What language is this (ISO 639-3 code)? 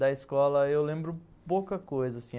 por